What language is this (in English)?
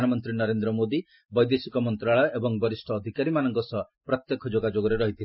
Odia